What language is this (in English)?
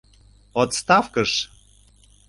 Mari